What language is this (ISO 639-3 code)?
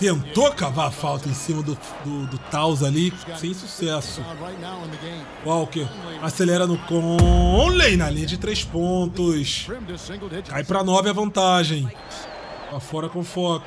por